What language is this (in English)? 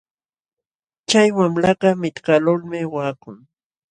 Jauja Wanca Quechua